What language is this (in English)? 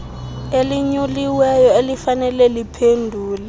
Xhosa